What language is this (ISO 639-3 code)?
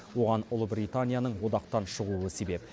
kaz